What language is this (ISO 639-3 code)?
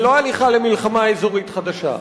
heb